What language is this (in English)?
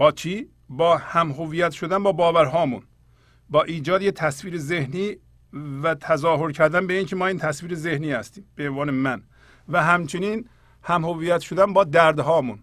Persian